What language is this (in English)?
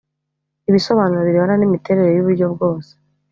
Kinyarwanda